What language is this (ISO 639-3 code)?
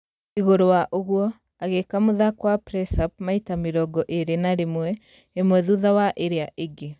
kik